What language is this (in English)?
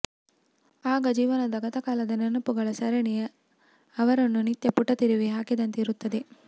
Kannada